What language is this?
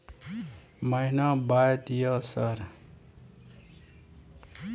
Maithili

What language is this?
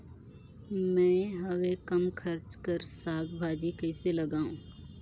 Chhattisgarhi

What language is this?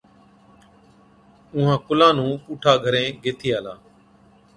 Od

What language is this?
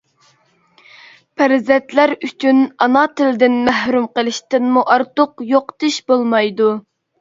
Uyghur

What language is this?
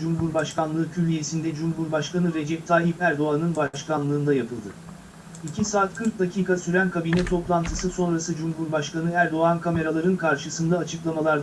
Turkish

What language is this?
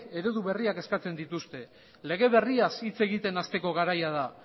Basque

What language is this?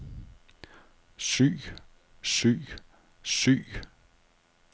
Danish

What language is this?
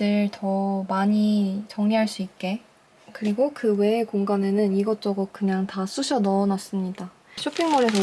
Korean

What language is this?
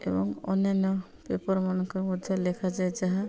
Odia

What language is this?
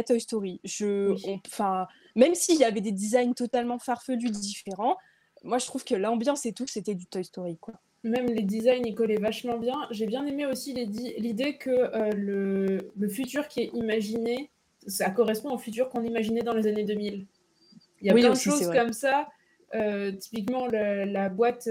French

